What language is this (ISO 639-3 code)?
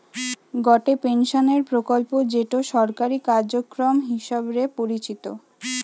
ben